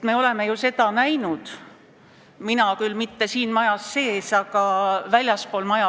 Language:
Estonian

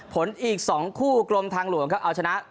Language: Thai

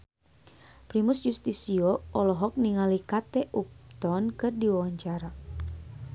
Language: Sundanese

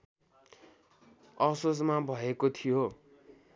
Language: Nepali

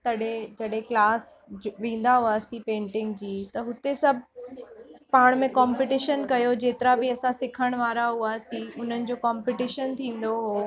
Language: Sindhi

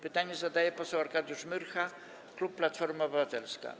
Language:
Polish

